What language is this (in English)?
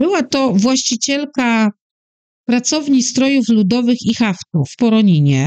Polish